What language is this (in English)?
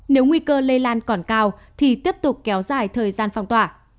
Vietnamese